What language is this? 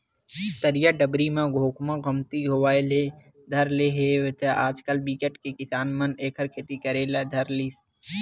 Chhattisgarhi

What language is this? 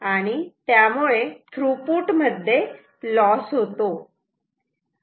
Marathi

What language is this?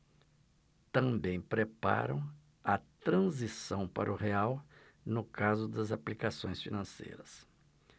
Portuguese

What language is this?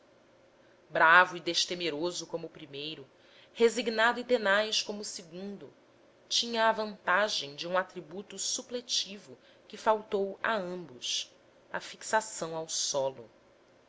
Portuguese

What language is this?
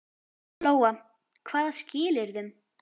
Icelandic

